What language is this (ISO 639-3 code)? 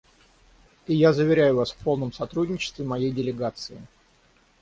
rus